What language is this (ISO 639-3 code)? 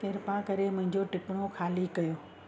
snd